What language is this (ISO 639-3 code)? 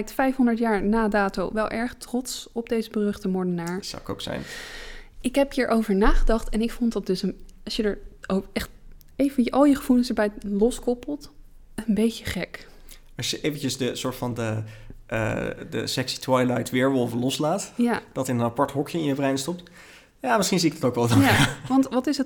nld